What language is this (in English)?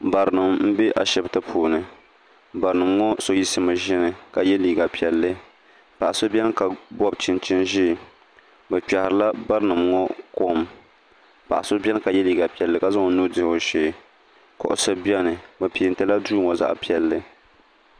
Dagbani